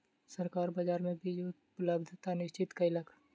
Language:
Maithili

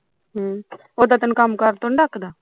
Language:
Punjabi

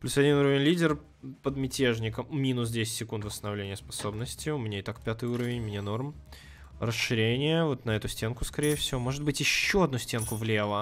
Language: Russian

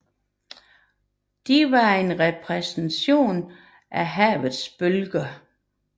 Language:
Danish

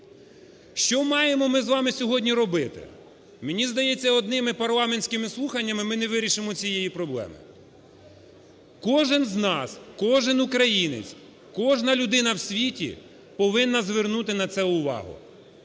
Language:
Ukrainian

